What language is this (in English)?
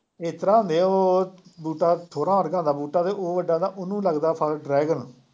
Punjabi